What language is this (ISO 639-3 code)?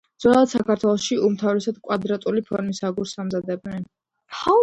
kat